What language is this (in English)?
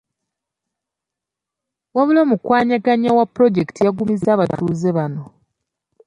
Ganda